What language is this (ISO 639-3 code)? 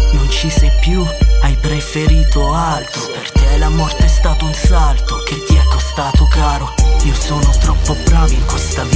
ron